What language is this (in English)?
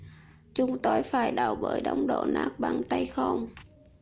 Vietnamese